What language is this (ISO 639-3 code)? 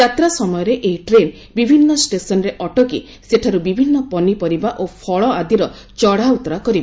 ori